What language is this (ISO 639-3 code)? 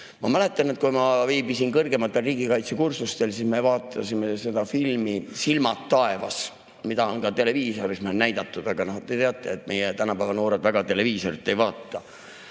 est